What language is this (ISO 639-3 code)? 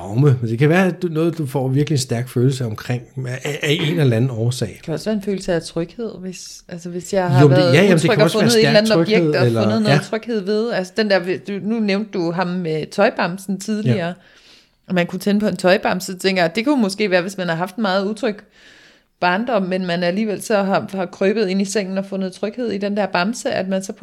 dan